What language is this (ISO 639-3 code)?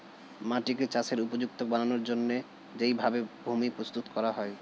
ben